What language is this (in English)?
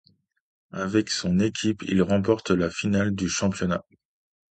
French